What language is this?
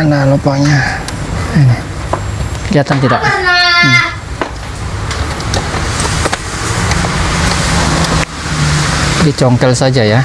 Indonesian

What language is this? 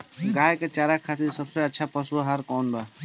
Bhojpuri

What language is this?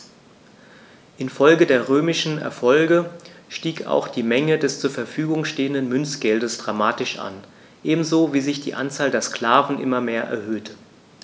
German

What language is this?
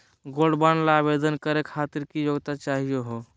Magahi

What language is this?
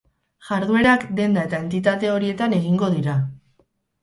Basque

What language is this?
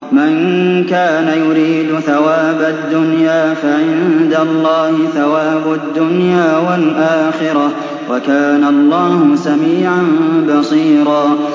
Arabic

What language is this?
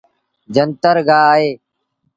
Sindhi Bhil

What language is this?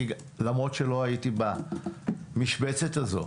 Hebrew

